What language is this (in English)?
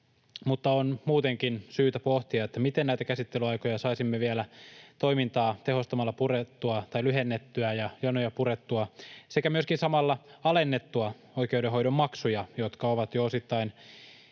Finnish